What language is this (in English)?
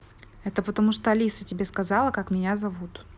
Russian